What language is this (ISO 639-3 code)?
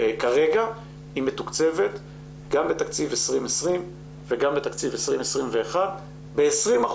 heb